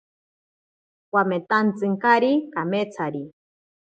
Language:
Ashéninka Perené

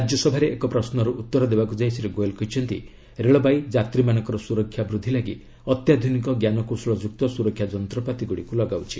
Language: Odia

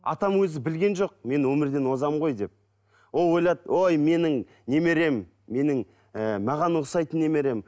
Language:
Kazakh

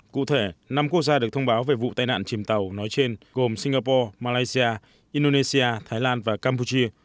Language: Vietnamese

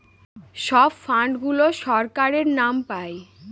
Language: Bangla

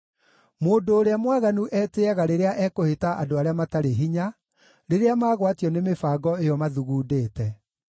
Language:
Kikuyu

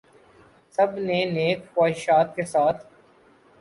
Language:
Urdu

